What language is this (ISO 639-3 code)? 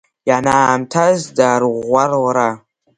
abk